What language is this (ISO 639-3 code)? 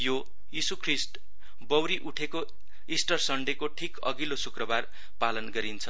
nep